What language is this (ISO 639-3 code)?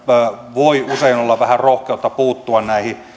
fin